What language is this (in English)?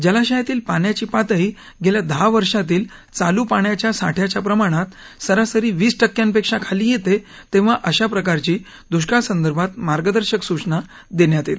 Marathi